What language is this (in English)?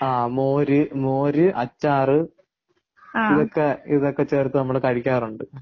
Malayalam